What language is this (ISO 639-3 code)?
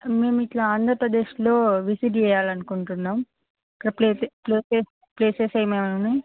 tel